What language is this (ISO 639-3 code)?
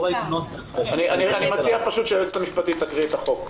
heb